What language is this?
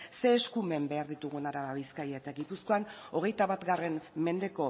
Basque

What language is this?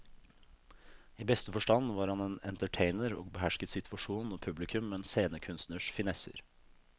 Norwegian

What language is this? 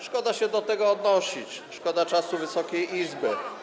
Polish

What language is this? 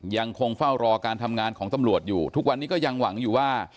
Thai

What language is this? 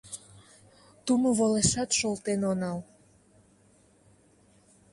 Mari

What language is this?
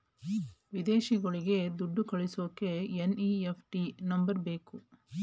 Kannada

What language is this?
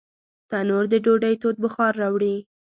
Pashto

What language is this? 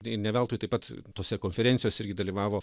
Lithuanian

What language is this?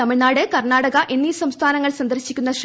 Malayalam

